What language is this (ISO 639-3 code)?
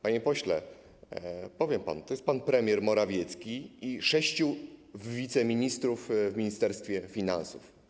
pol